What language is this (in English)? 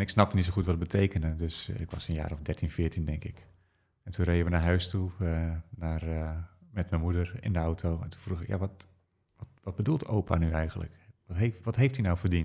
Dutch